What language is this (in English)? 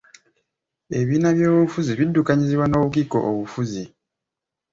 Ganda